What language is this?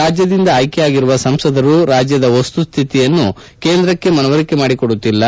Kannada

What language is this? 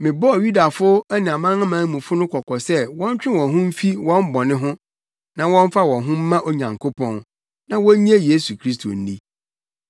Akan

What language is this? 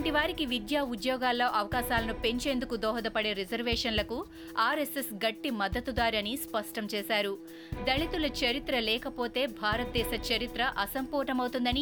Telugu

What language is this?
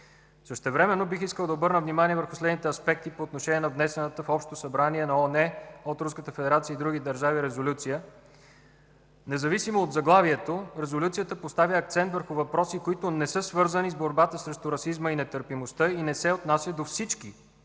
Bulgarian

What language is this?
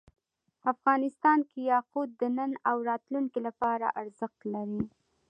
Pashto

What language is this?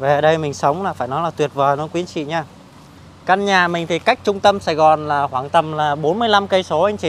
Vietnamese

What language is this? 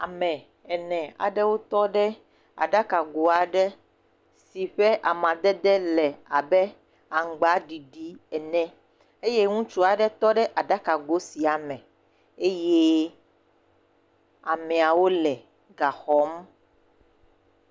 Ewe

